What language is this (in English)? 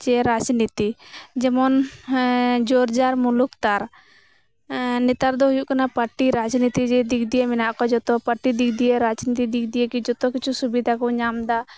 Santali